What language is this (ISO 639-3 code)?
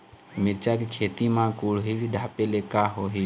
hne